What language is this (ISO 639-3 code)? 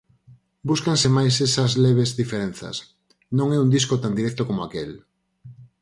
glg